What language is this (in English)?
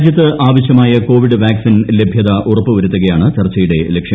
Malayalam